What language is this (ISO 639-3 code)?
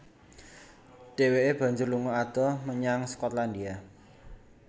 jav